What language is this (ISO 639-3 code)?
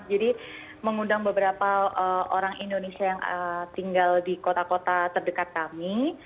ind